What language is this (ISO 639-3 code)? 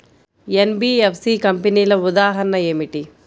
tel